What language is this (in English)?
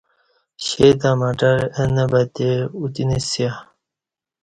Kati